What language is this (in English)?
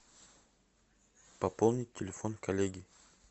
Russian